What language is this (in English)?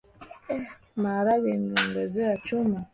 Swahili